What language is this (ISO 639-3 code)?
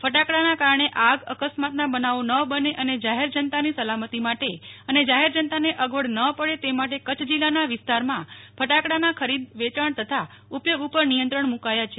guj